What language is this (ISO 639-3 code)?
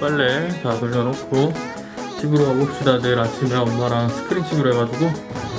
kor